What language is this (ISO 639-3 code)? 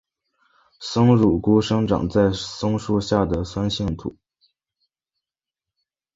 zho